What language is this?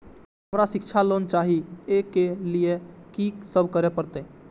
Maithili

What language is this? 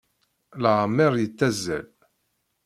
Kabyle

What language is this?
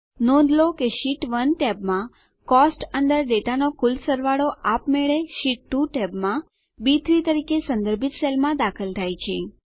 Gujarati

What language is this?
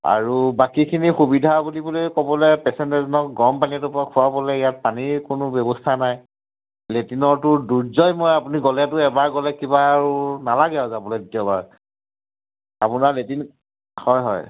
Assamese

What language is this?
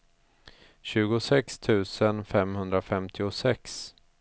Swedish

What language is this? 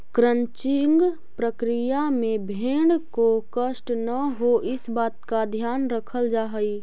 Magahi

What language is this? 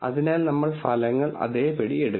Malayalam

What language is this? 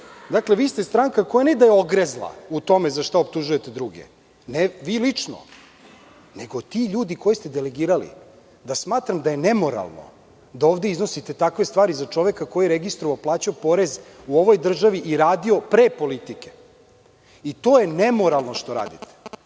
Serbian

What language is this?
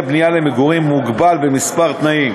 Hebrew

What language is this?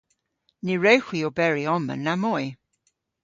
Cornish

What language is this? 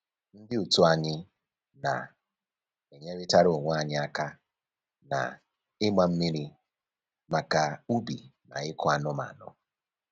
Igbo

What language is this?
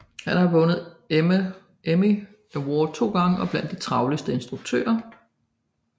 Danish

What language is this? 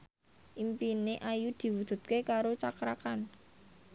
Javanese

